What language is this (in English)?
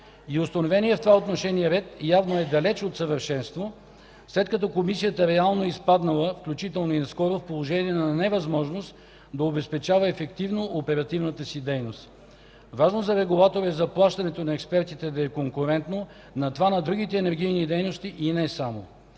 Bulgarian